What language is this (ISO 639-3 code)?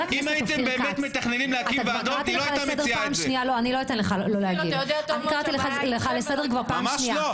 heb